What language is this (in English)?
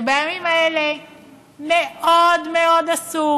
Hebrew